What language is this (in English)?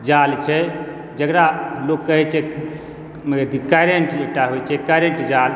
Maithili